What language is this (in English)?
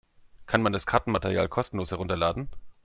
German